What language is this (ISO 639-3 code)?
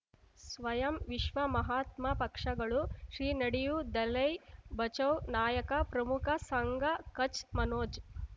kan